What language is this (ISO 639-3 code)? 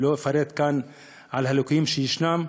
heb